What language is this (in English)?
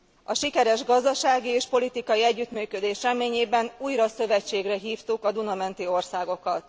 Hungarian